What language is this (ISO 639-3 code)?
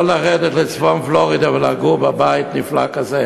heb